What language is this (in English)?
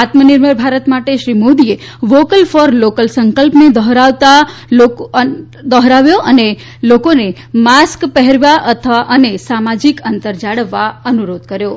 Gujarati